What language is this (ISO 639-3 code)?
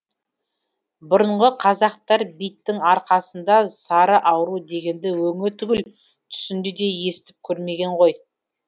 kaz